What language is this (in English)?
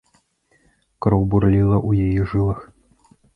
Belarusian